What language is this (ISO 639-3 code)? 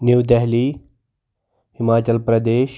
kas